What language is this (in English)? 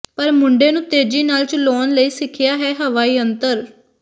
Punjabi